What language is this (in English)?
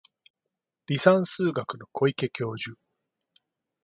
Japanese